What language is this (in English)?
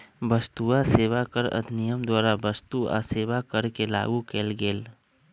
Magahi